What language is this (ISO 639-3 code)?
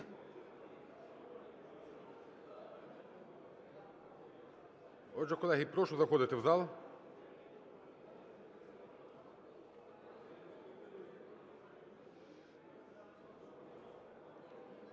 ukr